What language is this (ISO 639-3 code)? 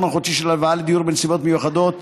heb